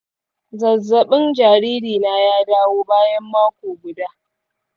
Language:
Hausa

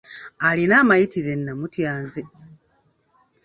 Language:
Ganda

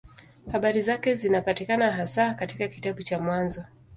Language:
Swahili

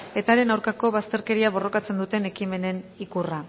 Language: Basque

